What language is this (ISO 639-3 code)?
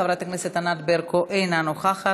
heb